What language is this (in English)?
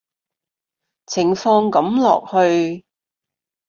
Cantonese